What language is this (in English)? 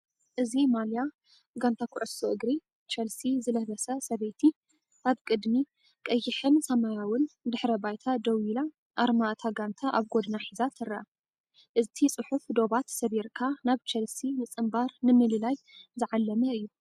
Tigrinya